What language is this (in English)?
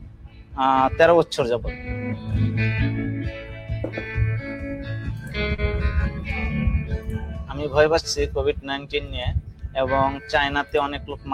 Malay